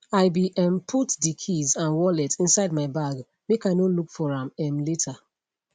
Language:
Nigerian Pidgin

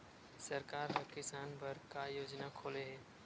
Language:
Chhattisgarhi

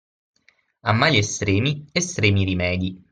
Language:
Italian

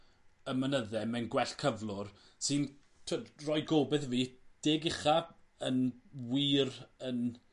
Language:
Welsh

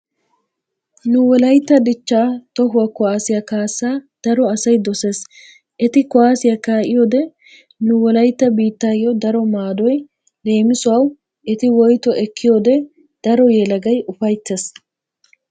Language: Wolaytta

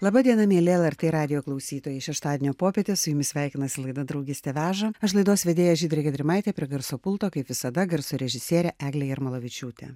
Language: Lithuanian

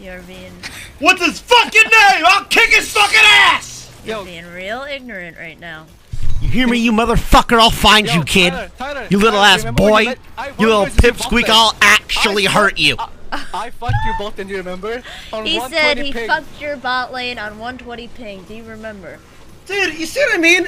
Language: English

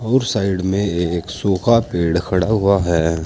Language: Hindi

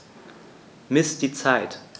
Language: German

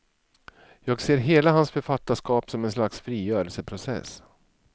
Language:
Swedish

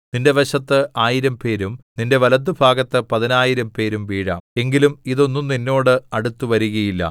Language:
Malayalam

